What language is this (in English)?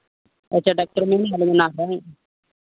Santali